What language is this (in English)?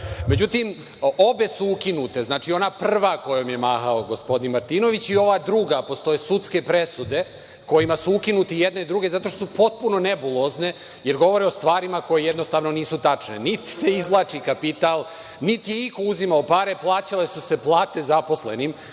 Serbian